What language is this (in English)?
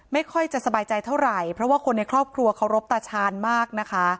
Thai